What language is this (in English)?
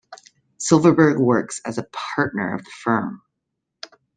English